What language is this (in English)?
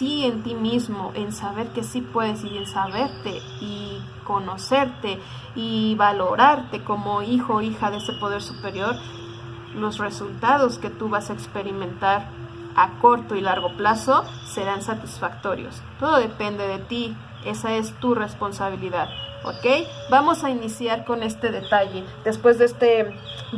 Spanish